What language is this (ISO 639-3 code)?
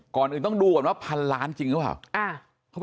tha